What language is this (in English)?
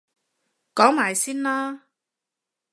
Cantonese